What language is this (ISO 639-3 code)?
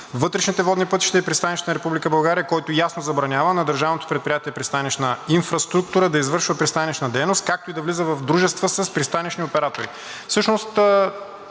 bul